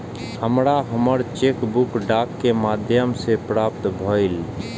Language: Maithili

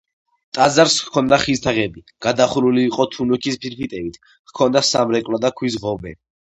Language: Georgian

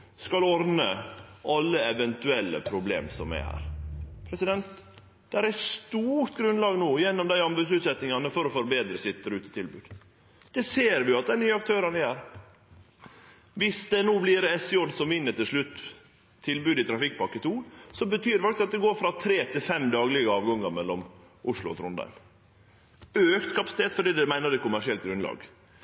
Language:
Norwegian Nynorsk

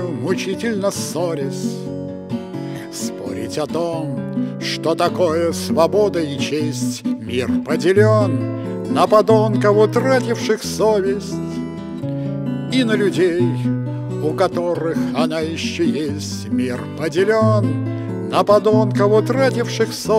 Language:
Russian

